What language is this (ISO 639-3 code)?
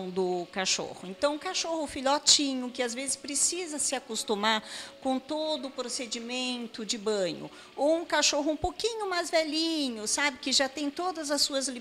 por